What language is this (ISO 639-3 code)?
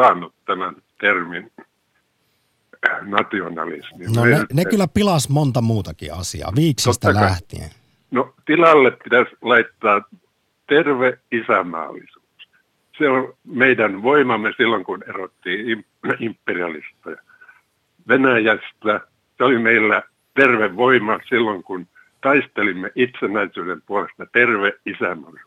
fin